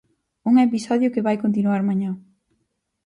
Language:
Galician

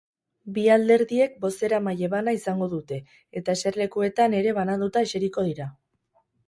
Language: Basque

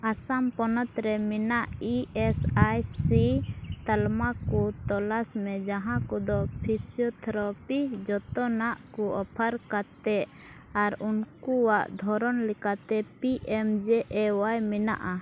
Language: Santali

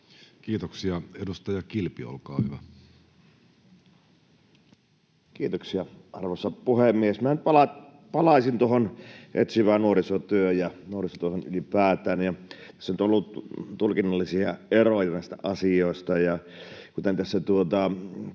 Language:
Finnish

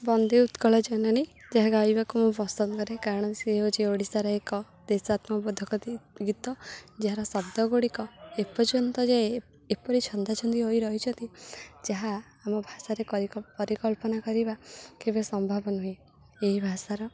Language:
Odia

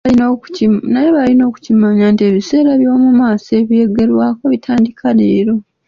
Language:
Ganda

